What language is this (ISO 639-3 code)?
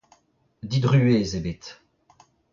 bre